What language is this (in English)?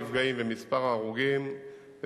Hebrew